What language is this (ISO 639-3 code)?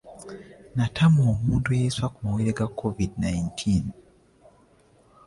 lug